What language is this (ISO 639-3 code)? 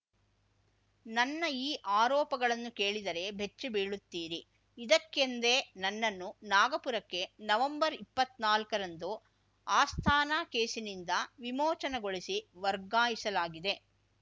kan